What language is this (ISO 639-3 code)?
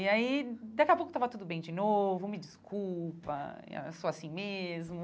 por